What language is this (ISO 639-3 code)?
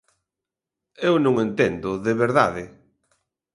glg